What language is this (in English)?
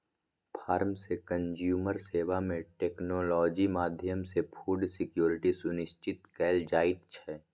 Maithili